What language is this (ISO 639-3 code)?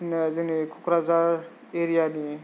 brx